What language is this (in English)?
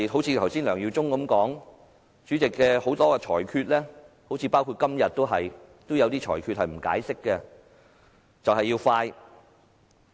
Cantonese